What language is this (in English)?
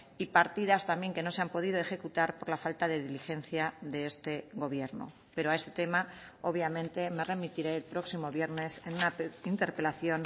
Spanish